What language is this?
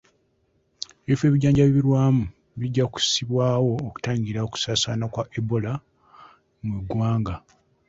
Ganda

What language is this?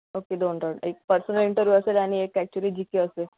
Marathi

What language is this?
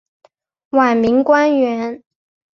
Chinese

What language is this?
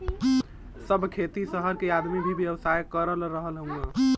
Bhojpuri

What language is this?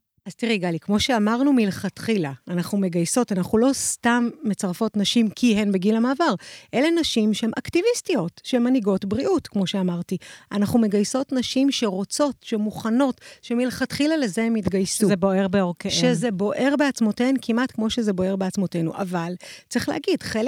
Hebrew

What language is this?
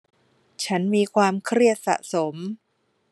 Thai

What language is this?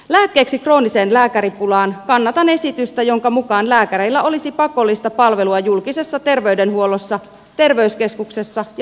Finnish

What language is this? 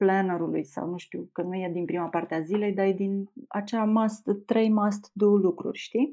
Romanian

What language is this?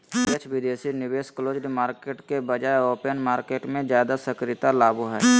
Magahi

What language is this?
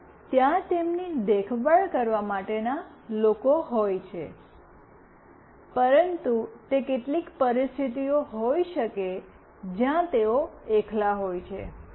Gujarati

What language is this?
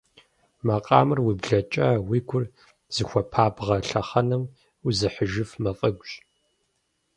Kabardian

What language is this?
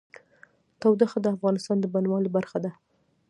Pashto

